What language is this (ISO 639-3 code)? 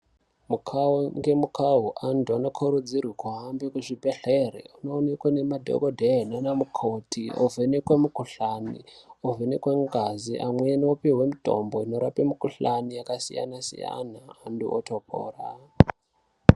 ndc